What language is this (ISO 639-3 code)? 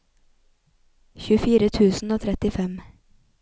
nor